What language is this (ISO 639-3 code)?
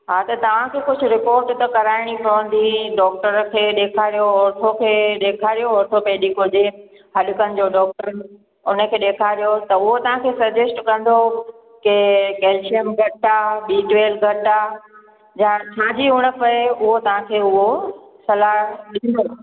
snd